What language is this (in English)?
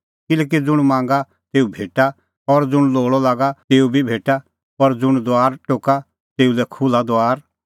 Kullu Pahari